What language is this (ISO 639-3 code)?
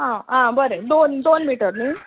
kok